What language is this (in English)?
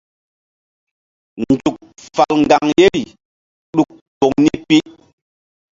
Mbum